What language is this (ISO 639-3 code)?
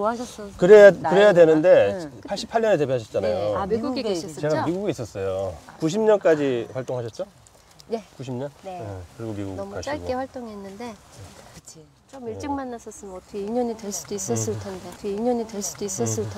kor